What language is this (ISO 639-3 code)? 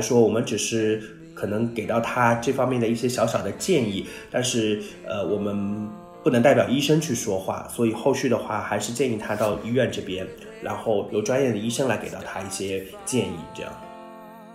zho